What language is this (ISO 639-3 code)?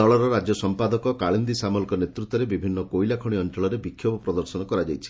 ori